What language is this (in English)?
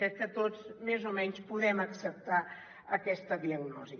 Catalan